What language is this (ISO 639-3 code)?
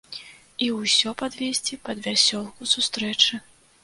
bel